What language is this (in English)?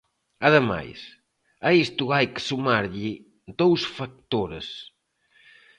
Galician